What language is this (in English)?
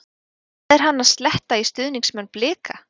Icelandic